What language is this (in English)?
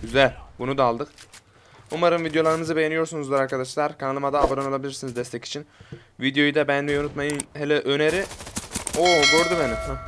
Turkish